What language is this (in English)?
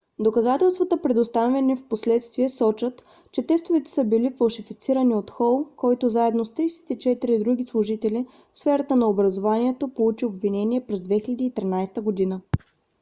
Bulgarian